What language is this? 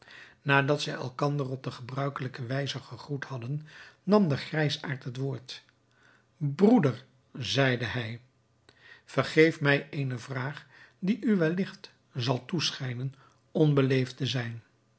Dutch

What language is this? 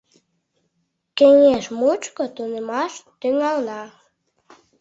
Mari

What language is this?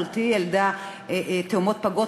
Hebrew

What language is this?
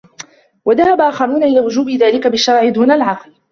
Arabic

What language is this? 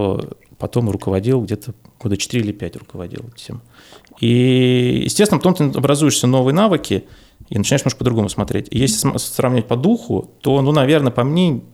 Russian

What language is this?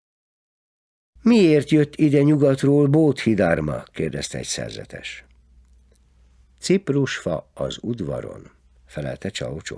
Hungarian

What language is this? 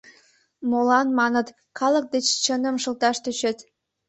Mari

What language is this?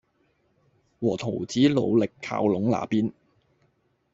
Cantonese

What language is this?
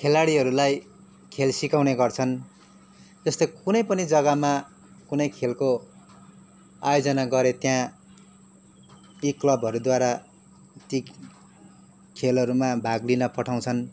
Nepali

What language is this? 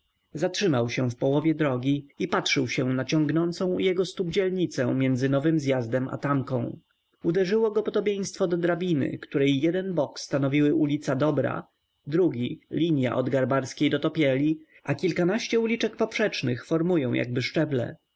Polish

